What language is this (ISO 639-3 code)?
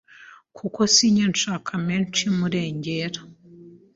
kin